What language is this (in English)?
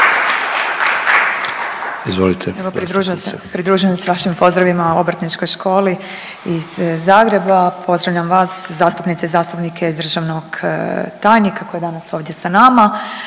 Croatian